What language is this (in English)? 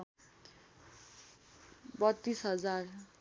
Nepali